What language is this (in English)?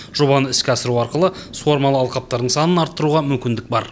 Kazakh